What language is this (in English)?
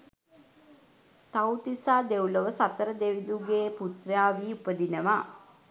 Sinhala